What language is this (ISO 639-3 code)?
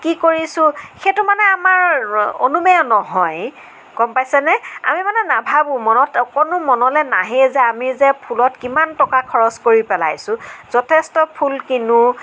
asm